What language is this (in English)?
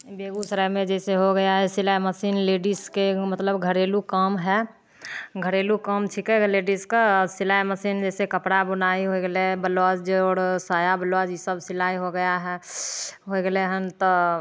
Maithili